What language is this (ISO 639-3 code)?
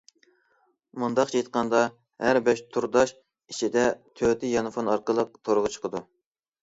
uig